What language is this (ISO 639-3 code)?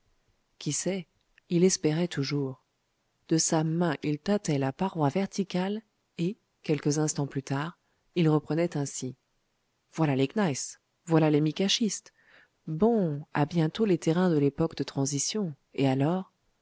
fra